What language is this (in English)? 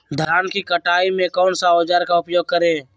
Magahi